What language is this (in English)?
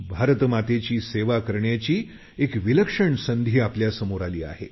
Marathi